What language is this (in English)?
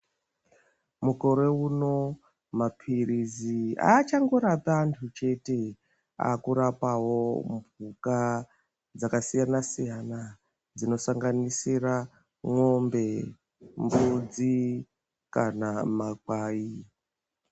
Ndau